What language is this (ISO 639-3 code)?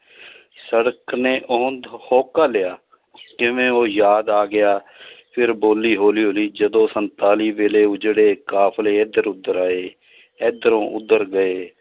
pan